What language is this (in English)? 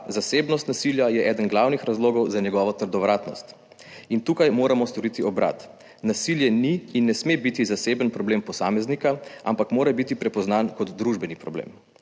Slovenian